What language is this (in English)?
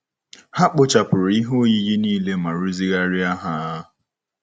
Igbo